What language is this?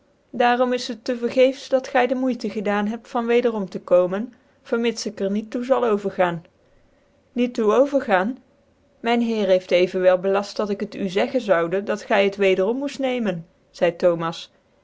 Dutch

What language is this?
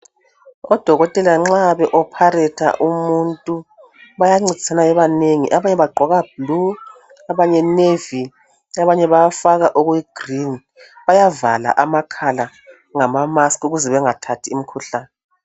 North Ndebele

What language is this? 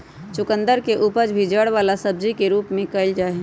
Magahi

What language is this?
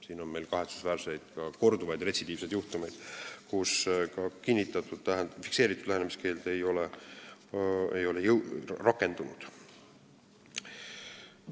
Estonian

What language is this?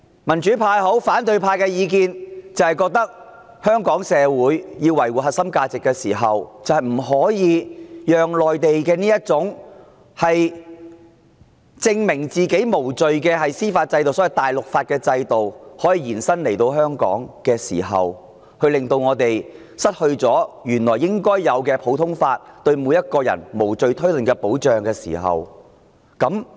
Cantonese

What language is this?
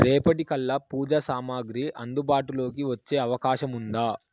Telugu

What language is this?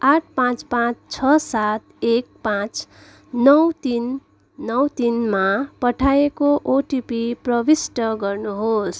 Nepali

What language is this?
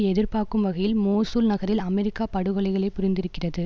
Tamil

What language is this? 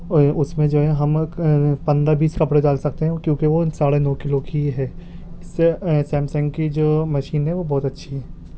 Urdu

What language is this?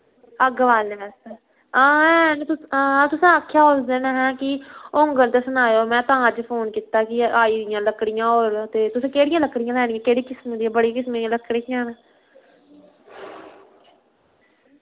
Dogri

